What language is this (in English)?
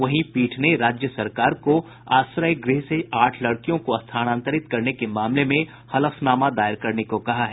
Hindi